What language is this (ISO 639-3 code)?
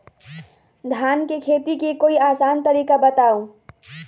mag